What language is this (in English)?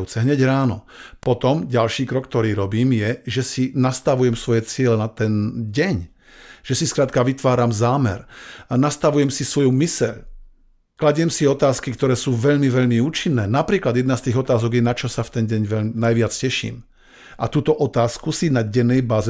Slovak